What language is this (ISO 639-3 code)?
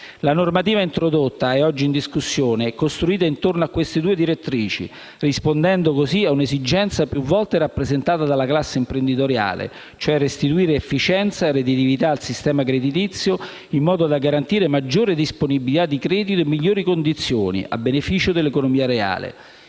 ita